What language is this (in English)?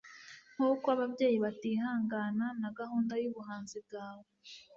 Kinyarwanda